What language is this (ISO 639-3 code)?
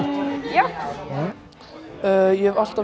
isl